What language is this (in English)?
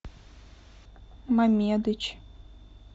Russian